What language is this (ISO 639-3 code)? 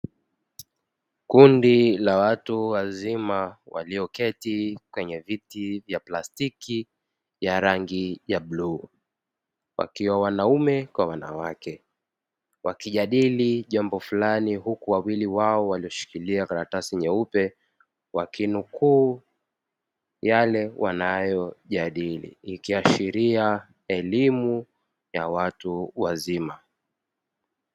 swa